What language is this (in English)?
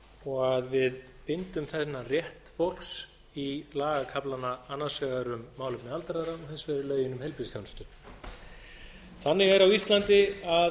Icelandic